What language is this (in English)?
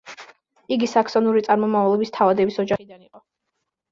Georgian